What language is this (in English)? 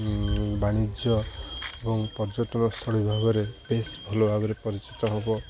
Odia